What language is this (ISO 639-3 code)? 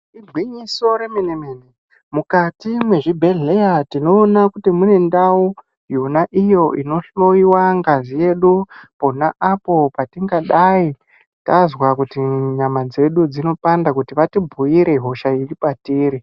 ndc